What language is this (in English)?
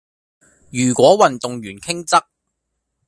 Cantonese